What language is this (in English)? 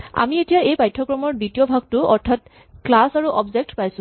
Assamese